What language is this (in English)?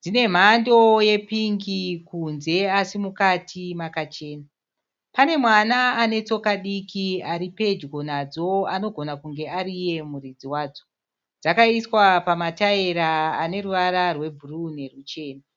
Shona